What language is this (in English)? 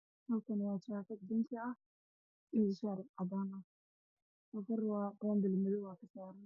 Somali